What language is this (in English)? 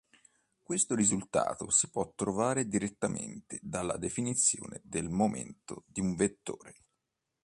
Italian